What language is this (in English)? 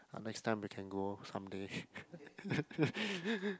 English